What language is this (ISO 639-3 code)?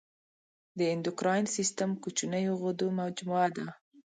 pus